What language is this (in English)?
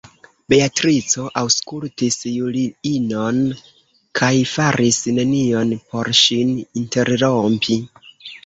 Esperanto